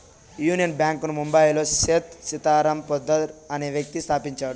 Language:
Telugu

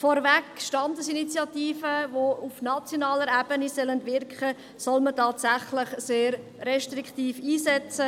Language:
Swiss German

